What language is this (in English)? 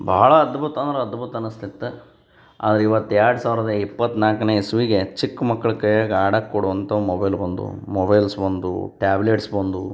Kannada